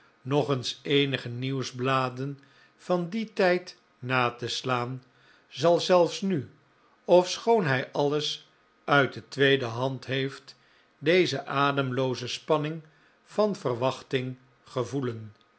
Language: Dutch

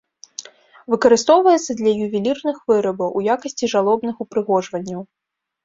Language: Belarusian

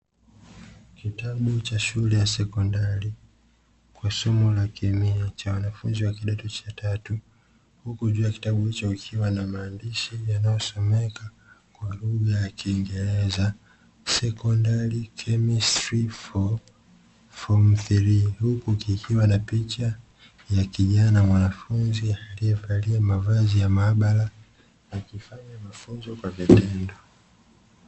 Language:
Swahili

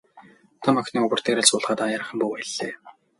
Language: Mongolian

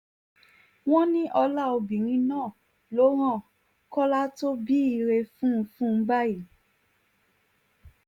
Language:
Yoruba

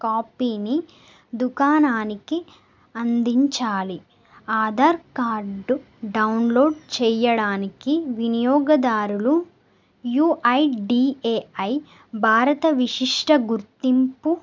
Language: Telugu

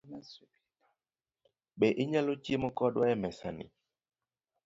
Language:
Luo (Kenya and Tanzania)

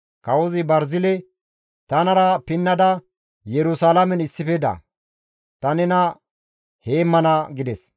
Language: Gamo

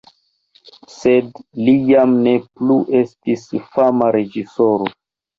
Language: Esperanto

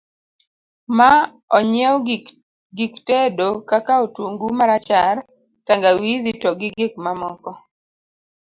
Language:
Luo (Kenya and Tanzania)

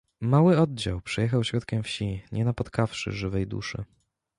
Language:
Polish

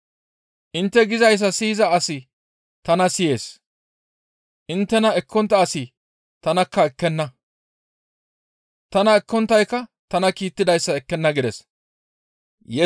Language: Gamo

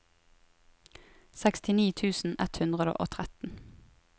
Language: Norwegian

